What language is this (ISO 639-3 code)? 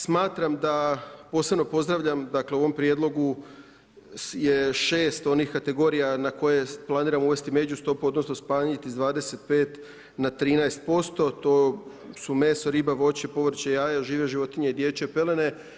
hrv